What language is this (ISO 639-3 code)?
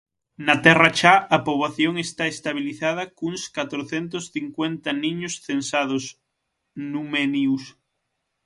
glg